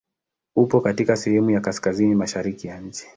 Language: Swahili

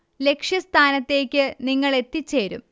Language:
Malayalam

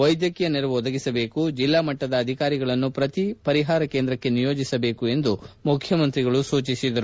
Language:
Kannada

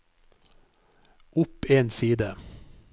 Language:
Norwegian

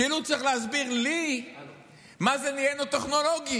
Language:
Hebrew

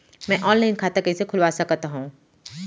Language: Chhattisgarhi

